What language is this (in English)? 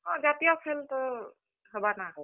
Odia